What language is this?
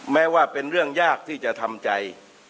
Thai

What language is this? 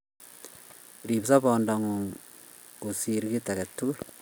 Kalenjin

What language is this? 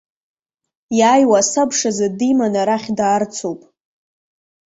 Abkhazian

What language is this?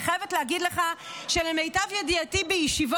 Hebrew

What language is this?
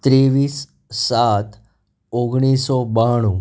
Gujarati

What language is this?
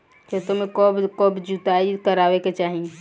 Bhojpuri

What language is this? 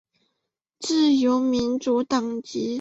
Chinese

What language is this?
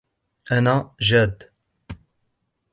Arabic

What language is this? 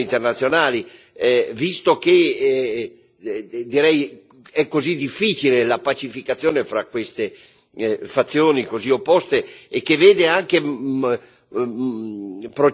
Italian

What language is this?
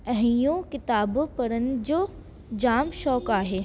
Sindhi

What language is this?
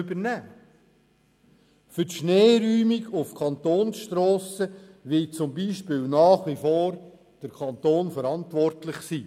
Swiss German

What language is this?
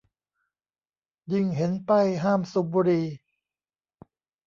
Thai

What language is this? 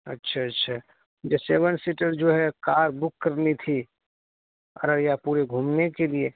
Urdu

